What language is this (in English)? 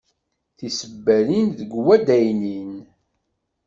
Kabyle